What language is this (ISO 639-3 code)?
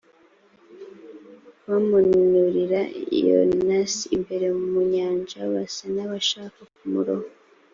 kin